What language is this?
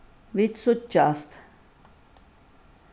Faroese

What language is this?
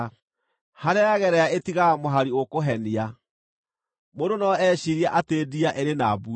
Kikuyu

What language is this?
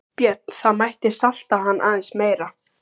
Icelandic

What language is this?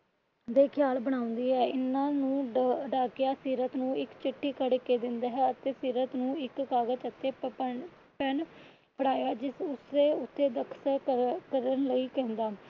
Punjabi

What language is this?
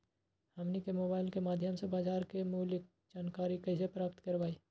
Magahi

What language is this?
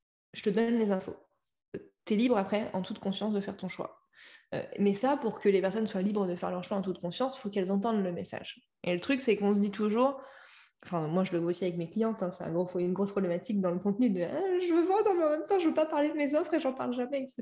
French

